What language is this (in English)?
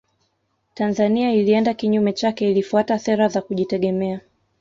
Swahili